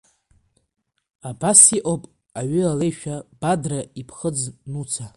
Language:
Abkhazian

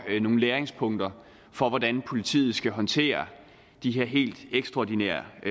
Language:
Danish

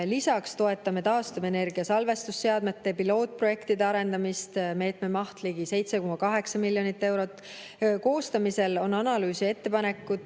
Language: Estonian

